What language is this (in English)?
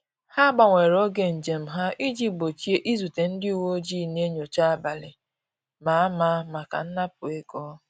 Igbo